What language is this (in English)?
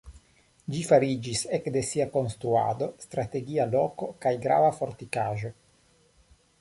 Esperanto